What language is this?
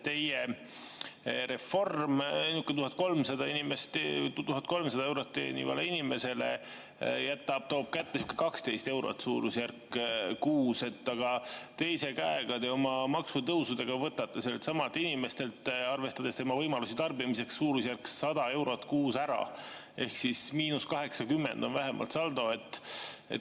Estonian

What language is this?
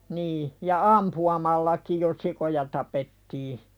Finnish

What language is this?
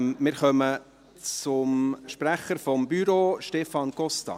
Swiss German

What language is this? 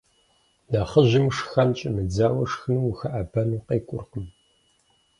Kabardian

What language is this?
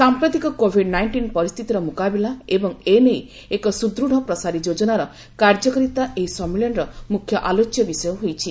Odia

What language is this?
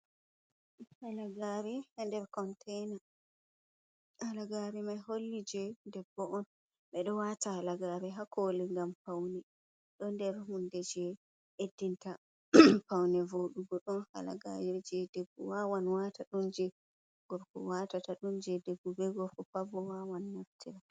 Fula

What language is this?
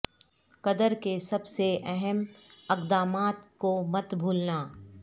Urdu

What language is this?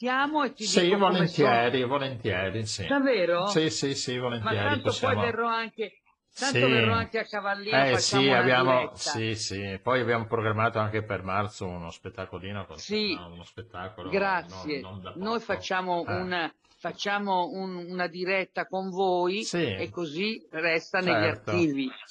Italian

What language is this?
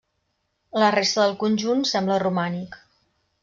Catalan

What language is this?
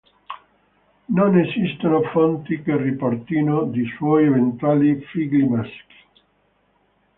Italian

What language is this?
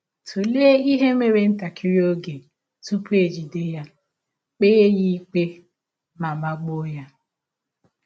Igbo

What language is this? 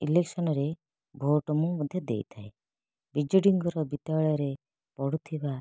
Odia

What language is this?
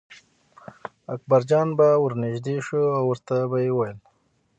Pashto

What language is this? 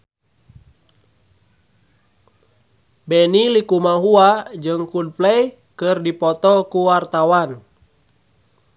Sundanese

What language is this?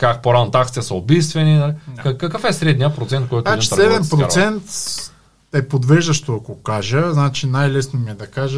Bulgarian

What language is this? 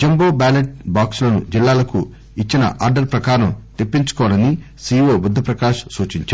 Telugu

